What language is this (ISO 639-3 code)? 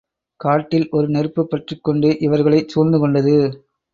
tam